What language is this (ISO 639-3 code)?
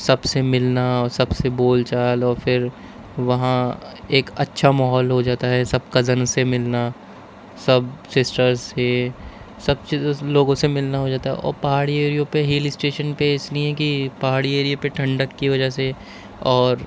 urd